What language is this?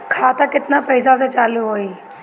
Bhojpuri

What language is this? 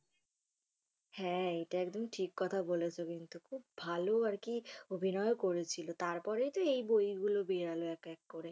Bangla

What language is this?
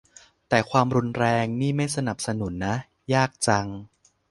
Thai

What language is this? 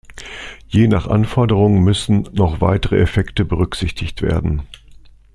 German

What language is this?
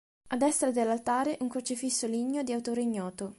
Italian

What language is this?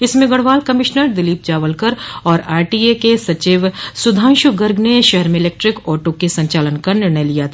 Hindi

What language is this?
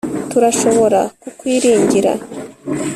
Kinyarwanda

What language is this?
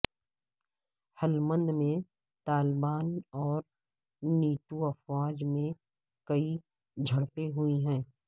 Urdu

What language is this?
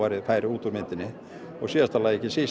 Icelandic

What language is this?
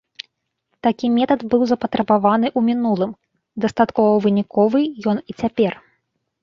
Belarusian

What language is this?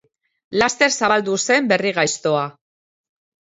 Basque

